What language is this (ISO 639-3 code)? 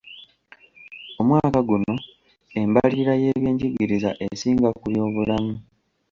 lug